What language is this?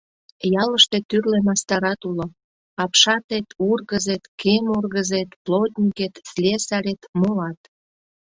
Mari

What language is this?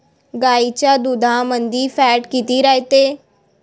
Marathi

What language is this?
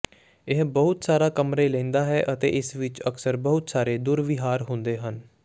Punjabi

